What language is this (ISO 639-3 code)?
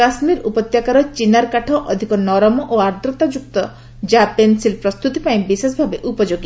ori